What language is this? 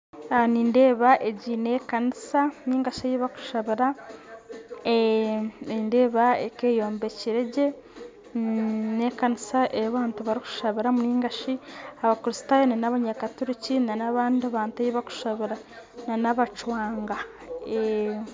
Nyankole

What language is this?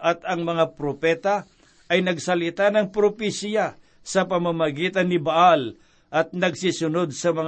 Filipino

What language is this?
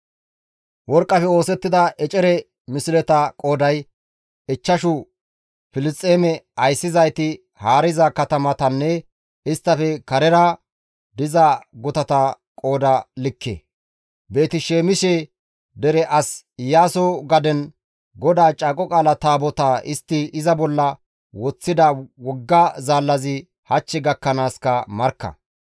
Gamo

